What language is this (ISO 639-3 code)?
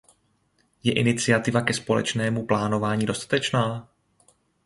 ces